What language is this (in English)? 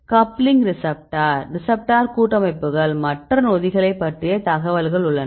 Tamil